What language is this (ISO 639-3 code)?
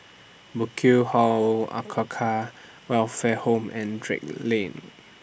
eng